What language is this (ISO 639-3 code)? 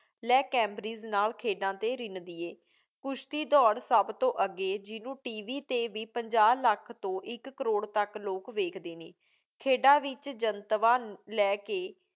pan